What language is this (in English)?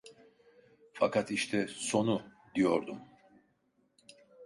Turkish